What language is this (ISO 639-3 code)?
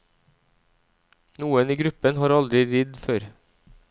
nor